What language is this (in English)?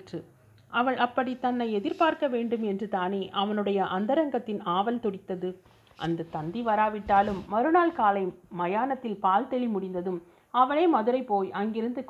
Tamil